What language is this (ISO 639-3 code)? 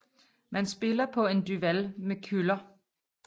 dan